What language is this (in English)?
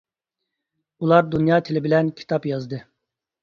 Uyghur